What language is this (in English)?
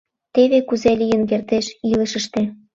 Mari